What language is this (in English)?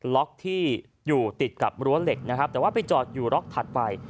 Thai